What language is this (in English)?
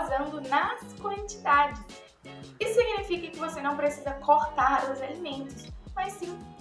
Portuguese